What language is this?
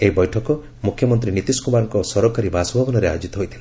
Odia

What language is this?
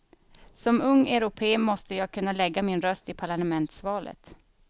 Swedish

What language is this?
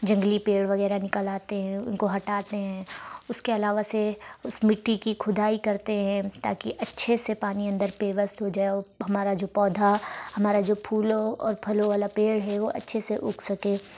Urdu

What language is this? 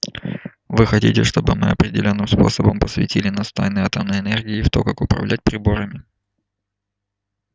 Russian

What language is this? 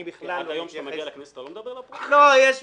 Hebrew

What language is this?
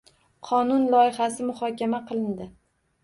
Uzbek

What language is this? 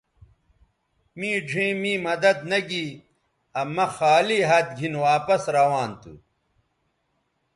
Bateri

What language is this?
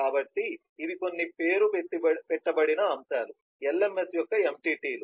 Telugu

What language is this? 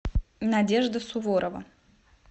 Russian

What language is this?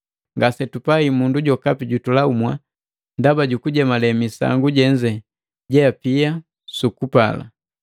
Matengo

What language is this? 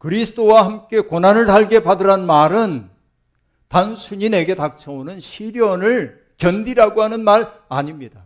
Korean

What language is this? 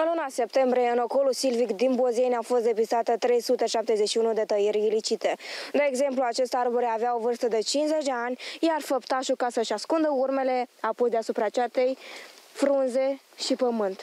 Romanian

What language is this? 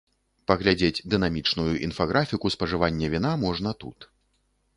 Belarusian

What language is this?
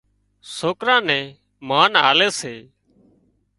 Wadiyara Koli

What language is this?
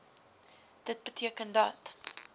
Afrikaans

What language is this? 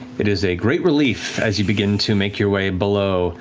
English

